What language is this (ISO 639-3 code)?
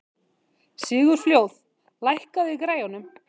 isl